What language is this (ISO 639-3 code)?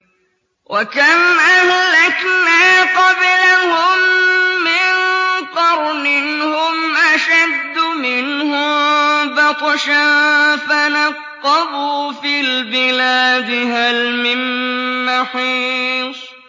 ara